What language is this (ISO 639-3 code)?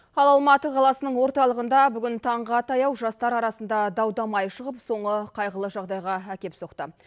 kaz